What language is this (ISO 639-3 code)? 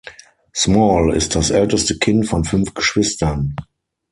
deu